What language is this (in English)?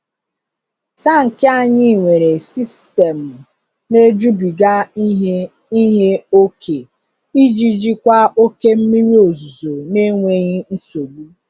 Igbo